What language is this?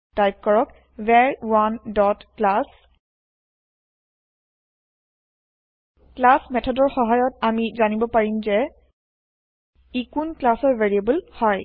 Assamese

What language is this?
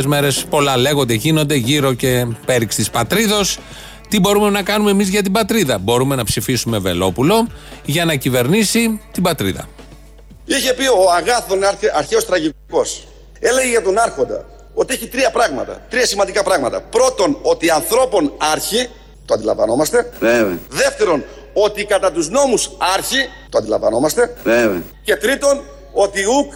Greek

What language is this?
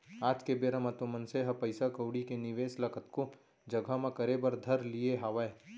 Chhattisgarhi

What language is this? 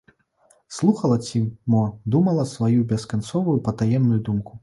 Belarusian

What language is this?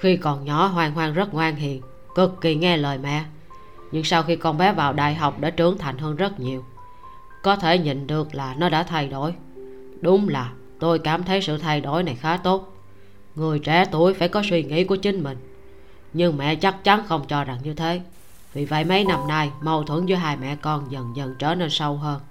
Vietnamese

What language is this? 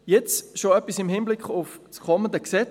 Swiss German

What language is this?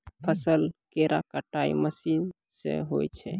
Maithili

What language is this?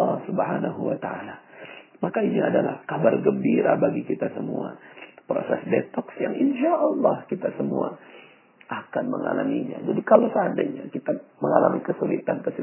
Indonesian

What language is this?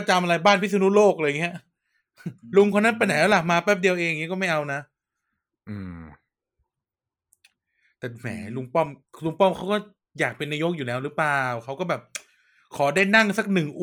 Thai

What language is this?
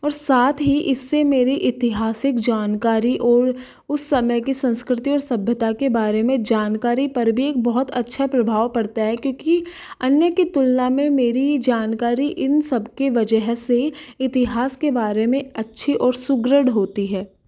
Hindi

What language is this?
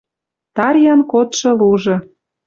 Western Mari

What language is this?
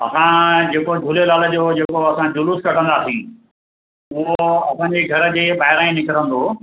Sindhi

